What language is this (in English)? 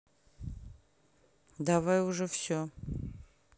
Russian